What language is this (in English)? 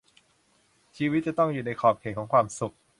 Thai